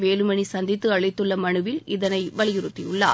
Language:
Tamil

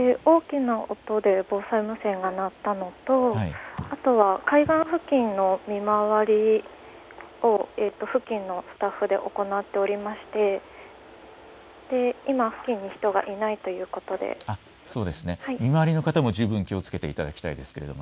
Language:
Japanese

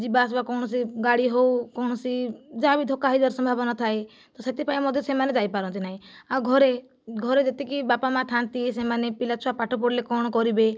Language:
Odia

